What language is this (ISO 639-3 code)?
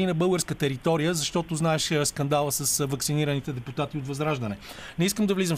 bul